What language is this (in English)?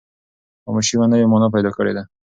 Pashto